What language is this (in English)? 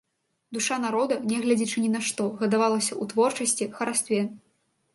Belarusian